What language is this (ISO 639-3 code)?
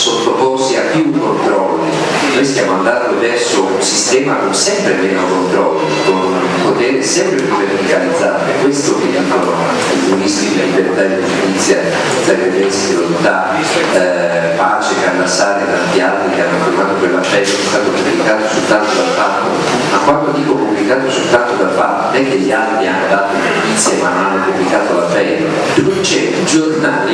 ita